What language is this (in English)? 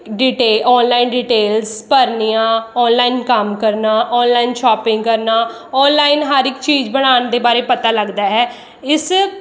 Punjabi